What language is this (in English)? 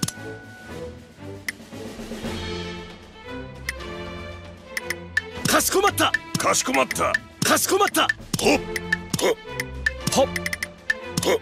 Japanese